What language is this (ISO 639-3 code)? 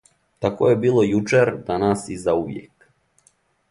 srp